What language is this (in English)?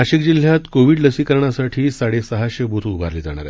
Marathi